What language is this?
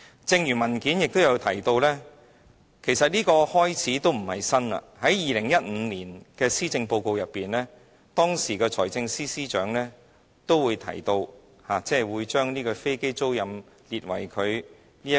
Cantonese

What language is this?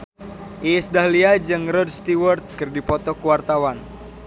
Sundanese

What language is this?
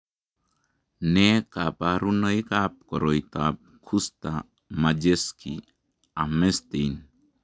Kalenjin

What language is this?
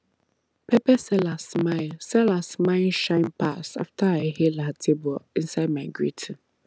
Nigerian Pidgin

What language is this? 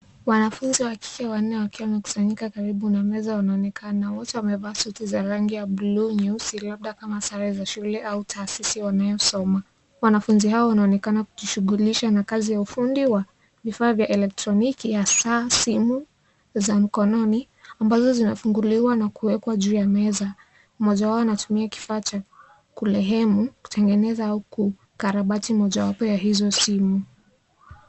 Swahili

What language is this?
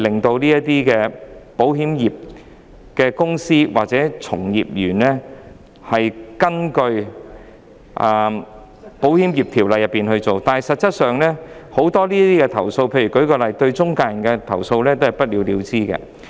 Cantonese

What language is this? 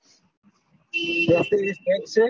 Gujarati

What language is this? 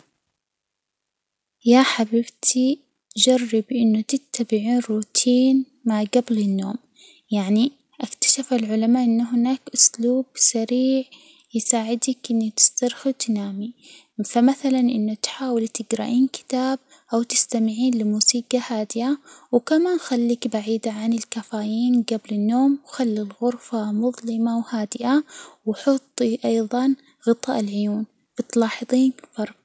Hijazi Arabic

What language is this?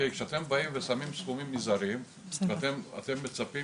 Hebrew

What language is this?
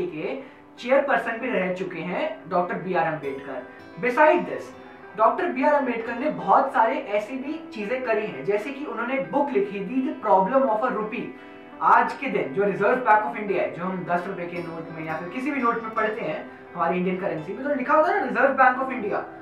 Hindi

